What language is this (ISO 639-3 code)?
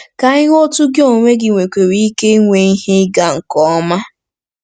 ibo